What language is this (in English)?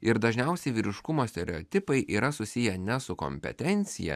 Lithuanian